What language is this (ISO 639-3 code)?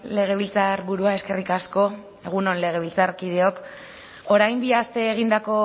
eus